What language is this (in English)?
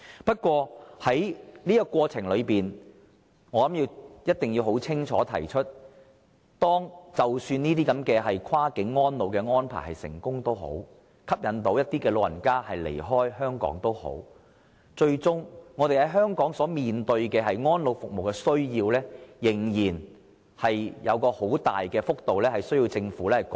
Cantonese